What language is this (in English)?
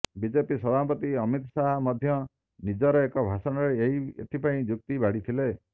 Odia